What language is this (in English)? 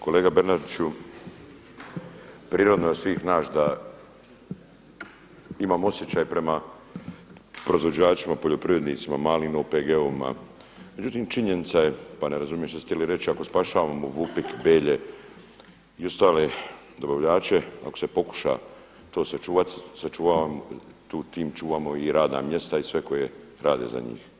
Croatian